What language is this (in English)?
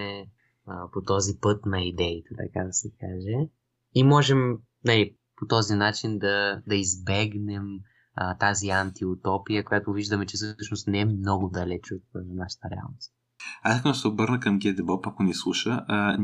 Bulgarian